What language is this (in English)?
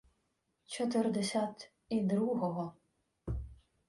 Ukrainian